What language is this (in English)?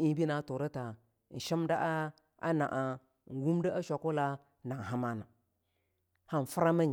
Longuda